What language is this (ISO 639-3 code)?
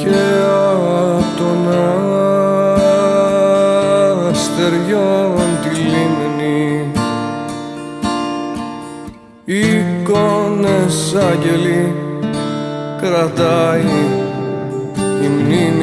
tur